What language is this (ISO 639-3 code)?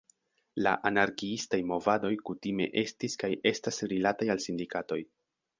epo